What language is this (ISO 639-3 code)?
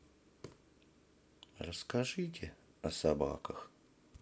rus